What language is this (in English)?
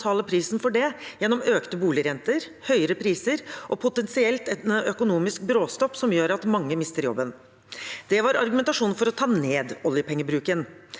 Norwegian